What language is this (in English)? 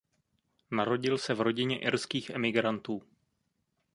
Czech